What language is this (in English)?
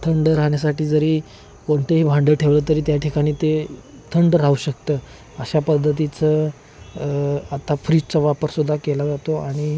Marathi